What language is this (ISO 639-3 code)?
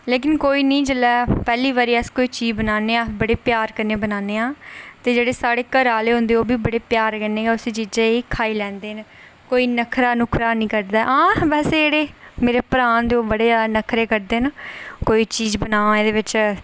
doi